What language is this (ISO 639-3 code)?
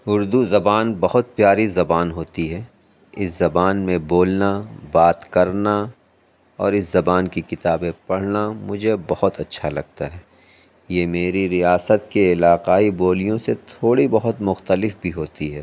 urd